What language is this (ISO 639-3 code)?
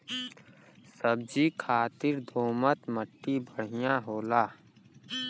bho